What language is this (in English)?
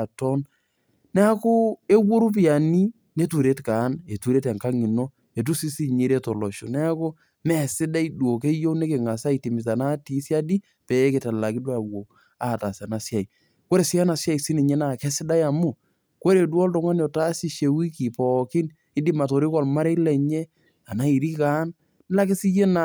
Masai